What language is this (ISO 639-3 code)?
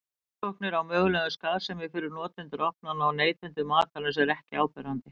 isl